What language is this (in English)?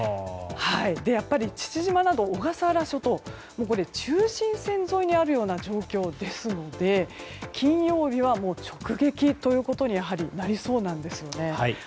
Japanese